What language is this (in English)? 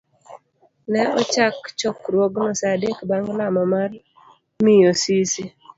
Luo (Kenya and Tanzania)